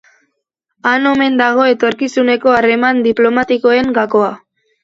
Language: Basque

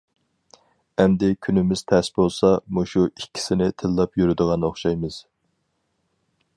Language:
Uyghur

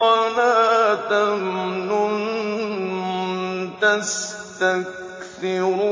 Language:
Arabic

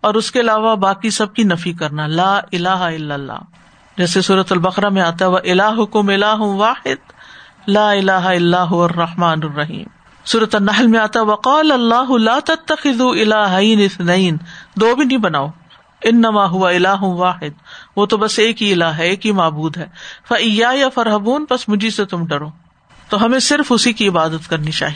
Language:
Urdu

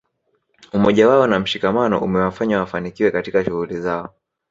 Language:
Swahili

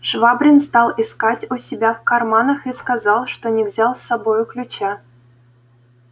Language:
Russian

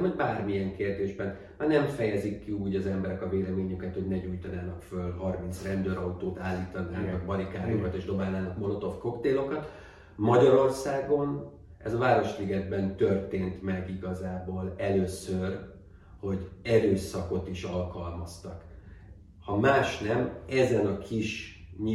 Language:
Hungarian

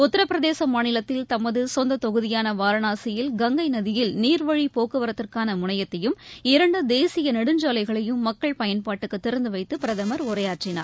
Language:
Tamil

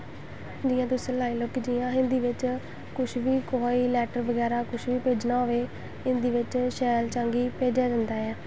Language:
Dogri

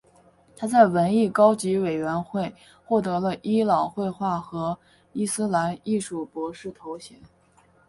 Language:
Chinese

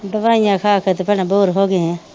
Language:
Punjabi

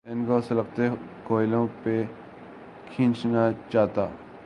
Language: Urdu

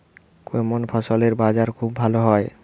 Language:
Bangla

